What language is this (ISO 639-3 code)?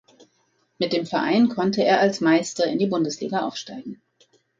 deu